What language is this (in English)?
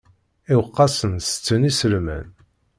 Kabyle